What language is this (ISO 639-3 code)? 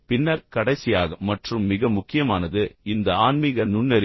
tam